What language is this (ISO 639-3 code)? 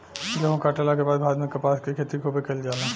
bho